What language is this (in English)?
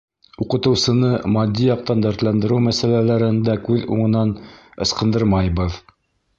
Bashkir